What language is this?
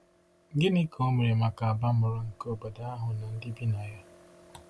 Igbo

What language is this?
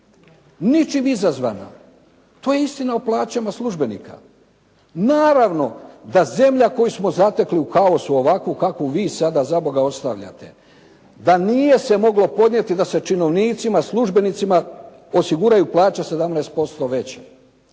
Croatian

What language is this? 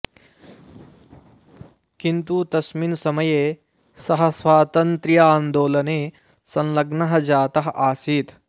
Sanskrit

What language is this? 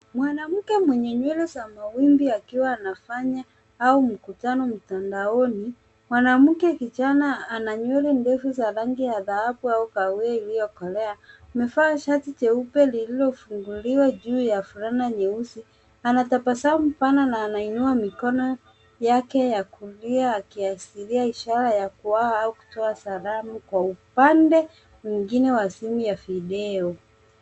Swahili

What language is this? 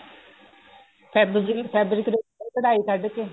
Punjabi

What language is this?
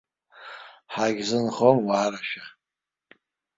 Abkhazian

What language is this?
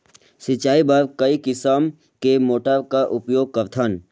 Chhattisgarhi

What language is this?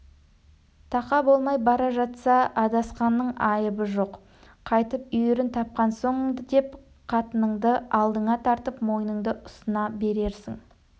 Kazakh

